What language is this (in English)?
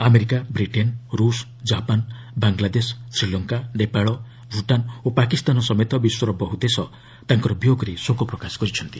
Odia